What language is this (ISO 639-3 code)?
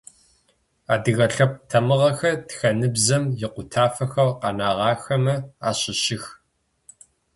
ady